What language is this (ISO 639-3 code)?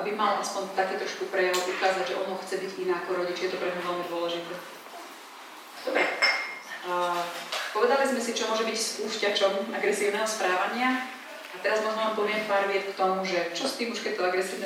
slk